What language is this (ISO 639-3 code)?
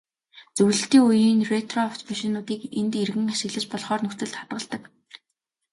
mon